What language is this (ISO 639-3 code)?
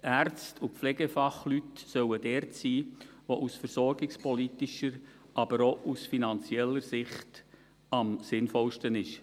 gsw